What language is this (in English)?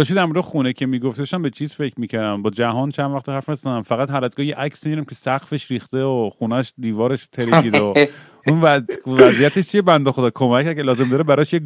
Persian